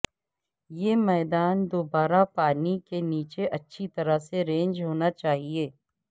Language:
Urdu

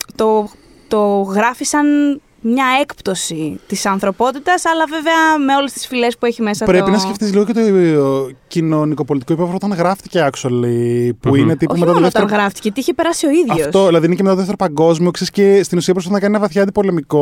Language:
Greek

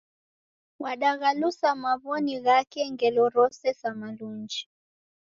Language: Taita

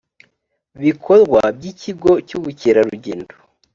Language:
Kinyarwanda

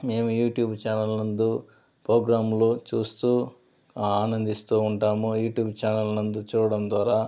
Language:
Telugu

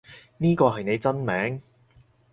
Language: Cantonese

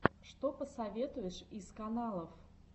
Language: Russian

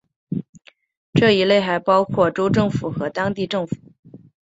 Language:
Chinese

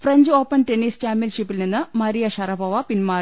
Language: Malayalam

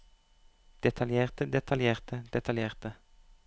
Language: Norwegian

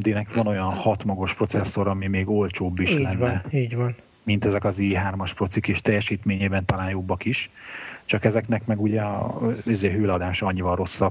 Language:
Hungarian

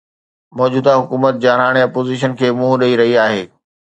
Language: Sindhi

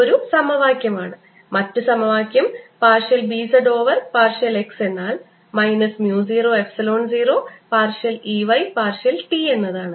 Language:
Malayalam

